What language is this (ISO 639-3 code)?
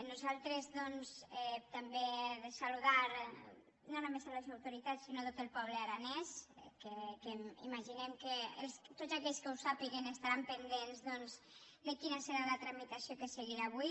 cat